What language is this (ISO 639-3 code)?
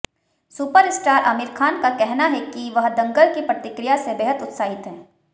hin